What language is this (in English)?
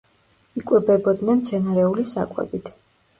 Georgian